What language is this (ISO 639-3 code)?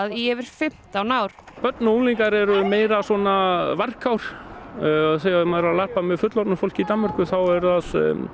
isl